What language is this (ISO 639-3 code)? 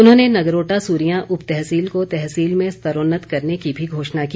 hin